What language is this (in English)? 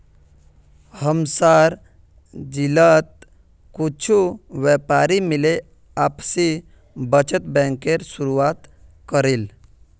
Magahi